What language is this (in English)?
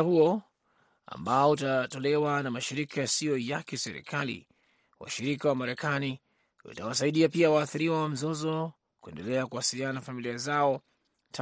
Swahili